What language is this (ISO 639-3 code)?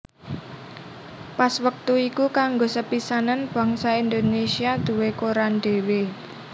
jav